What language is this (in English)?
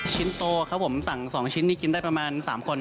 Thai